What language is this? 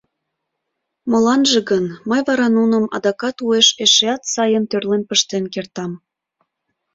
Mari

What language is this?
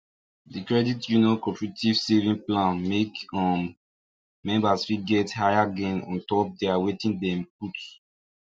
Nigerian Pidgin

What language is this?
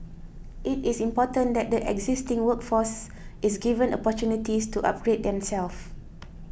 English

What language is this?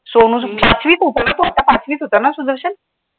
Marathi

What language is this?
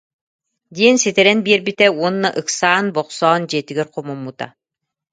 Yakut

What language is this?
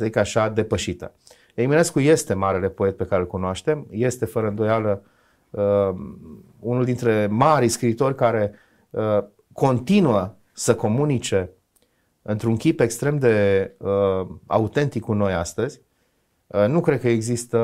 Romanian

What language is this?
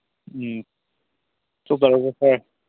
Manipuri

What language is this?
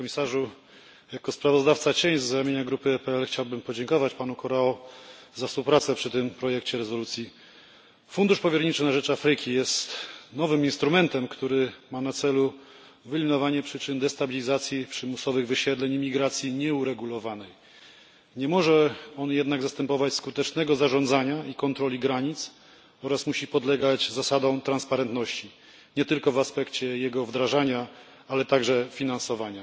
Polish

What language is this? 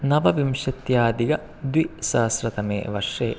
Sanskrit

